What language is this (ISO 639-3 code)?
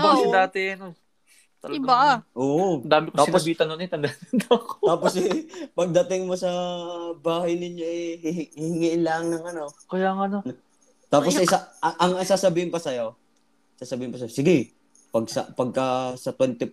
fil